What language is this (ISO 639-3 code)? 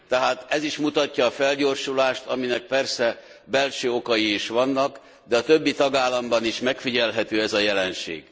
hun